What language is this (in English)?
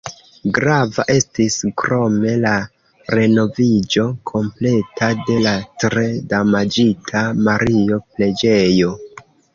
Esperanto